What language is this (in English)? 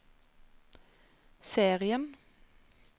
Norwegian